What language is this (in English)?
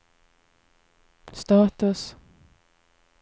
Swedish